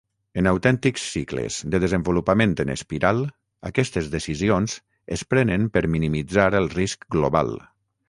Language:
Catalan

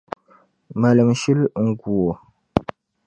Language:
Dagbani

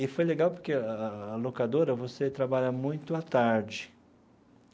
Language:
Portuguese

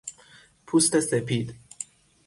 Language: Persian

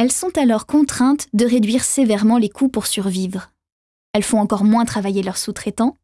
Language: French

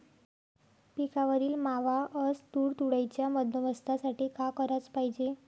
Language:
Marathi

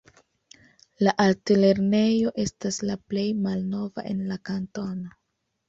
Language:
Esperanto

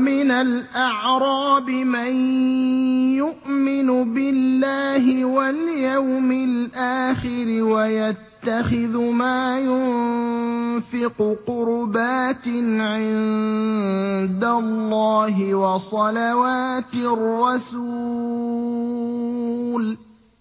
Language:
Arabic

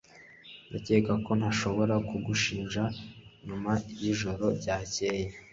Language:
Kinyarwanda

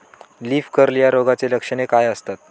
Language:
Marathi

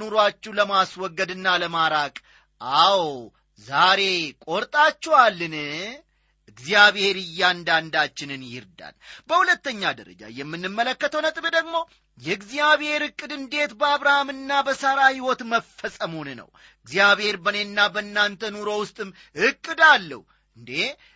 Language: Amharic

